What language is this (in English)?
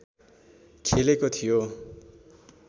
Nepali